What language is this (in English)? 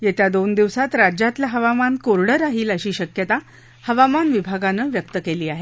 Marathi